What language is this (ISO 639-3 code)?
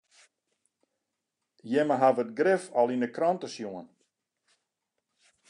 fry